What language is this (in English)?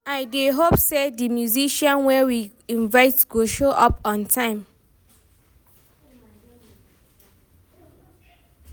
Nigerian Pidgin